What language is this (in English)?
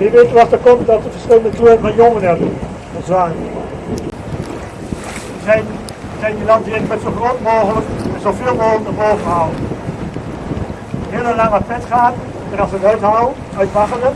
Dutch